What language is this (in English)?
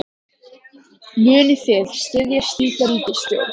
Icelandic